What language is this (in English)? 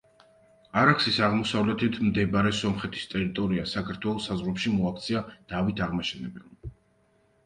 Georgian